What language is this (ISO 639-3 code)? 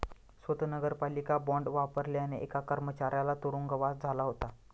mar